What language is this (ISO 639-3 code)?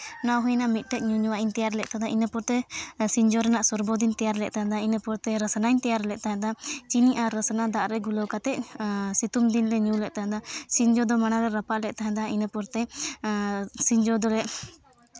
sat